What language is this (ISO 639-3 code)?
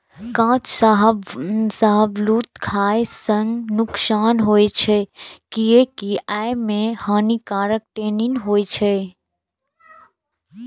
mai